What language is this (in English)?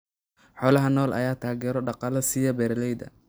Somali